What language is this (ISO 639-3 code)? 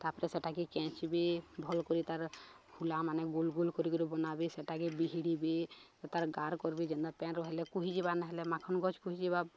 ori